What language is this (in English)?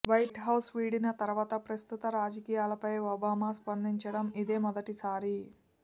Telugu